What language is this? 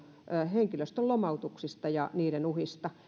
Finnish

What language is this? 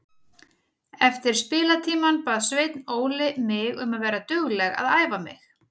Icelandic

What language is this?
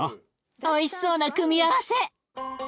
Japanese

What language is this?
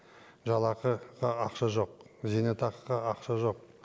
Kazakh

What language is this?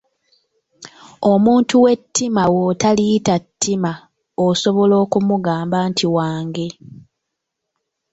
Ganda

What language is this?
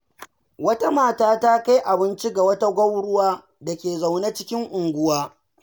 Hausa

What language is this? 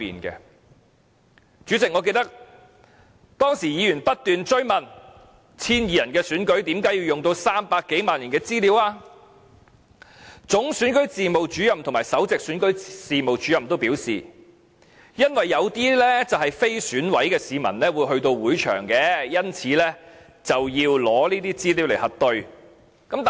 Cantonese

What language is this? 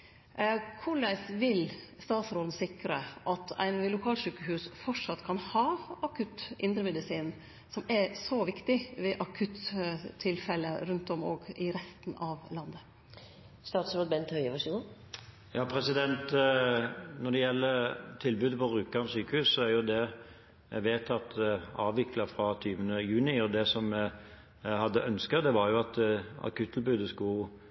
Norwegian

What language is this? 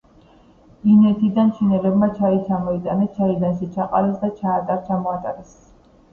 Georgian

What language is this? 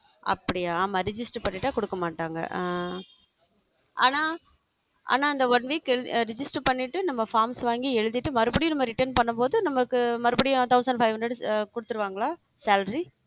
Tamil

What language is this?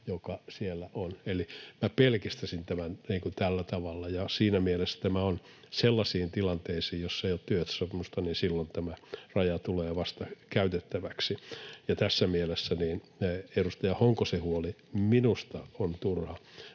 Finnish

